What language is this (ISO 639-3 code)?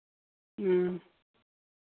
sat